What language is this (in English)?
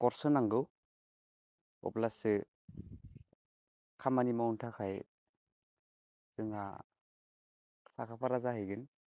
Bodo